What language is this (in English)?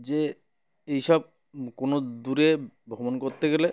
Bangla